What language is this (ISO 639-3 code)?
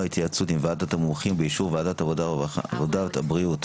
heb